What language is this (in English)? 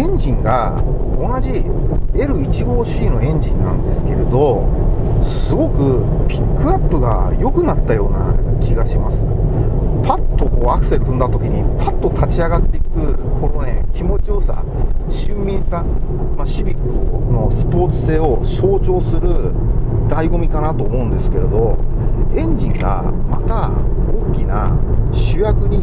Japanese